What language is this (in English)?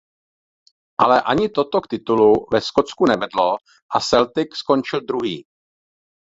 Czech